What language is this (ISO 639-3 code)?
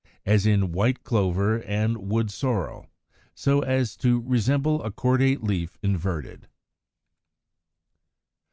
eng